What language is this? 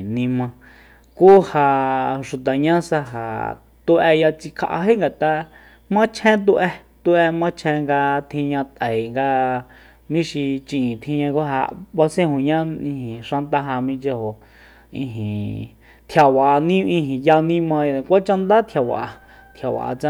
Soyaltepec Mazatec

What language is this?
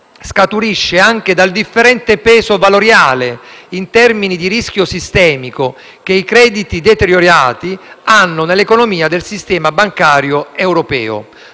Italian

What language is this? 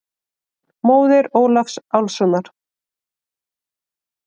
Icelandic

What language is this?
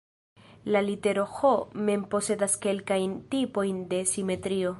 Esperanto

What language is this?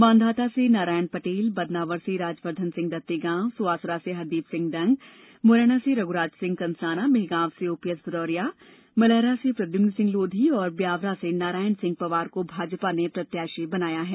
Hindi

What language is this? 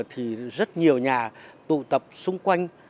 Vietnamese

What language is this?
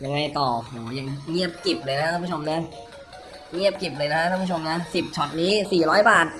Thai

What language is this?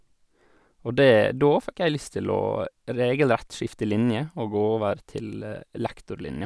Norwegian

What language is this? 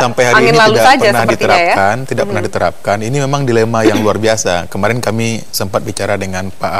Indonesian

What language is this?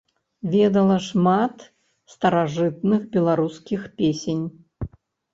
Belarusian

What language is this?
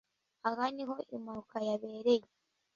Kinyarwanda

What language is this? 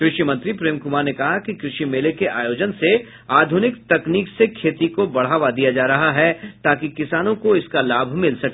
Hindi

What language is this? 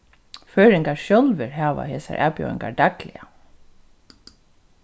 Faroese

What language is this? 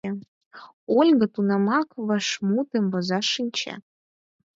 Mari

